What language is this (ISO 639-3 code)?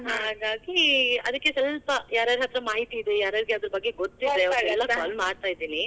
kan